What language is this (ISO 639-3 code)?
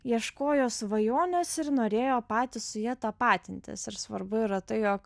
lit